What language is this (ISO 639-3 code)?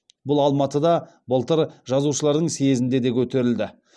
kaz